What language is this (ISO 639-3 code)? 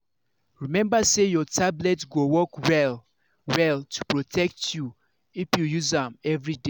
pcm